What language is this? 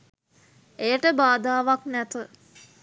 Sinhala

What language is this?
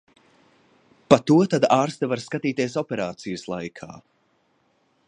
Latvian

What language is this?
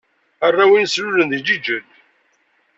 Kabyle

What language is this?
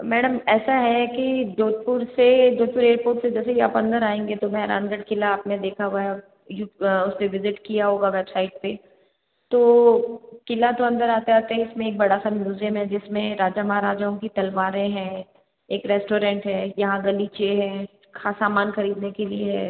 Hindi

